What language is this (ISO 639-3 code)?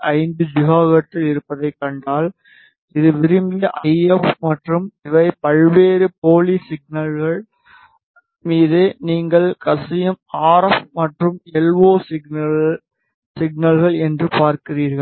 tam